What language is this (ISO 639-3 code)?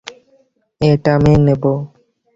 ben